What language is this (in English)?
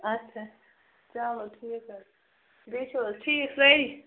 Kashmiri